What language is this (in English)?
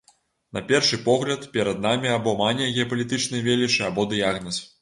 Belarusian